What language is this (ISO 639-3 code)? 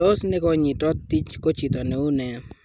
kln